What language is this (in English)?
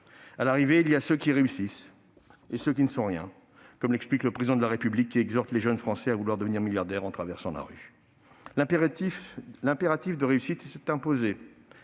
French